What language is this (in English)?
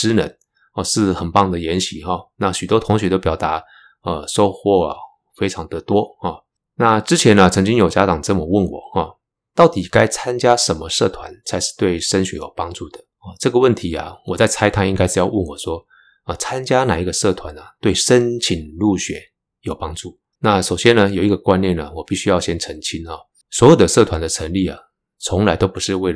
Chinese